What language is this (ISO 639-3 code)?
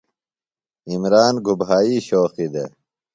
phl